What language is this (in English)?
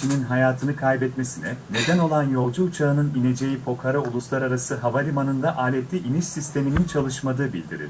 Turkish